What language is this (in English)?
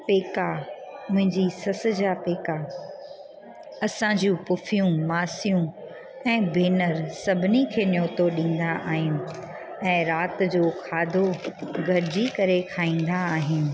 Sindhi